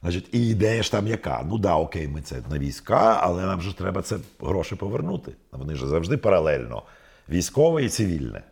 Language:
Ukrainian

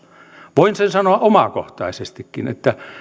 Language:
Finnish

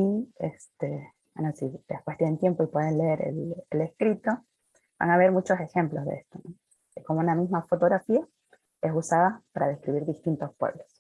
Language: Spanish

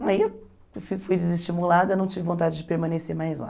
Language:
Portuguese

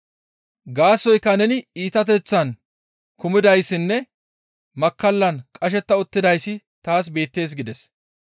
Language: Gamo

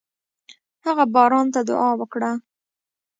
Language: Pashto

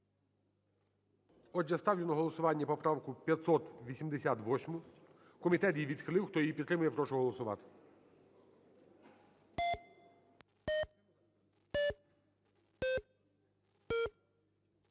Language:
Ukrainian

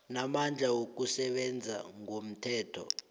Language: South Ndebele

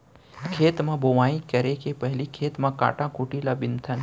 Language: Chhattisgarhi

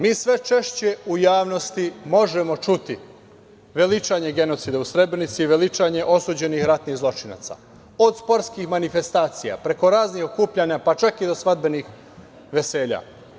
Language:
Serbian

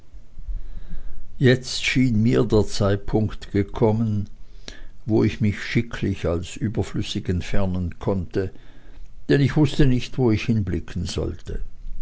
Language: German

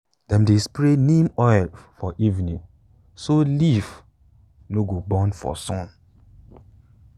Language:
Nigerian Pidgin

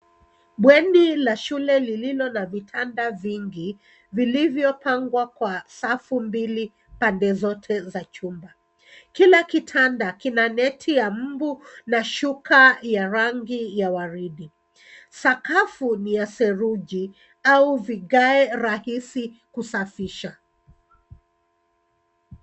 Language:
Swahili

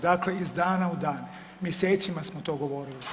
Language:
Croatian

